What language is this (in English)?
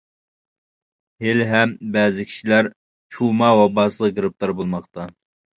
Uyghur